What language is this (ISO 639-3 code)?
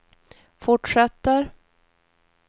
swe